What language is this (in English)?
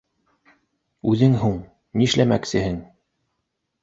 Bashkir